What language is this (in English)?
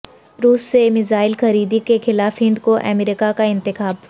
Urdu